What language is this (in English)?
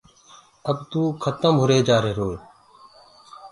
Gurgula